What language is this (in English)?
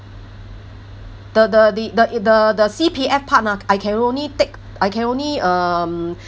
English